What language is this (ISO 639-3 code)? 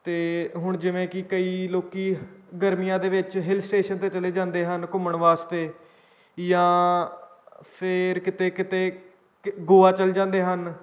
pan